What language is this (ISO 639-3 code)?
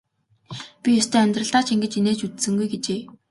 mon